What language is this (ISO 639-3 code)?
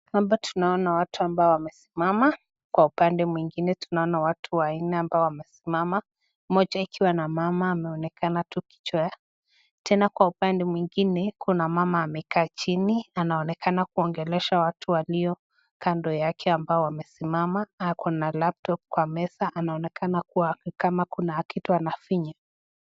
swa